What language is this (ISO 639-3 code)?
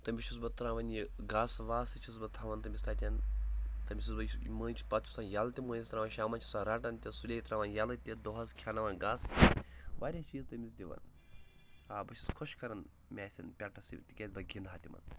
kas